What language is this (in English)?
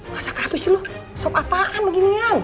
Indonesian